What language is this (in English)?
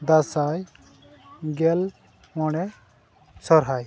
Santali